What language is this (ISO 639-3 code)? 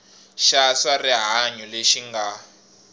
tso